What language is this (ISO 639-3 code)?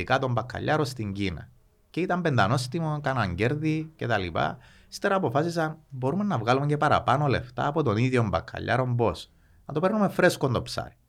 ell